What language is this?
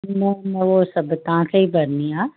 Sindhi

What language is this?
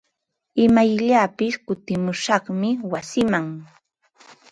Ambo-Pasco Quechua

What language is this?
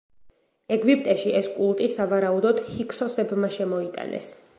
Georgian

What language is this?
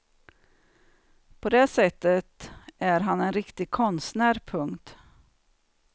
Swedish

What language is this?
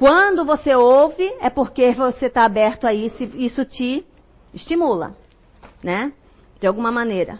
Portuguese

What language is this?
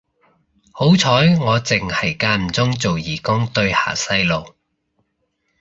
Cantonese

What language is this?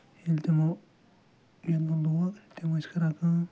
Kashmiri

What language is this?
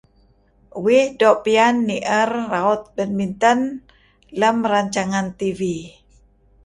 Kelabit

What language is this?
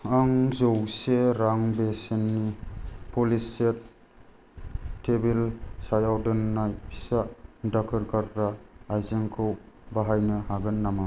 Bodo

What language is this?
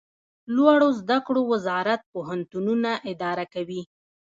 Pashto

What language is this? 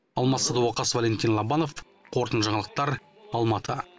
Kazakh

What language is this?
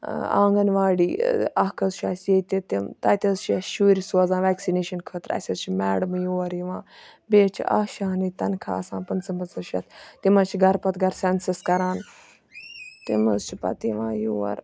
Kashmiri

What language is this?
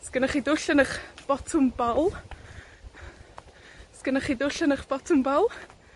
Welsh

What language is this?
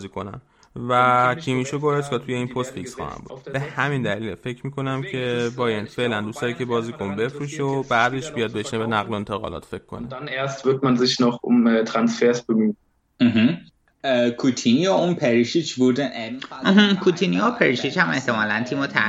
Persian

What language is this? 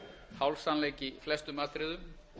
Icelandic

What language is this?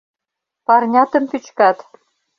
Mari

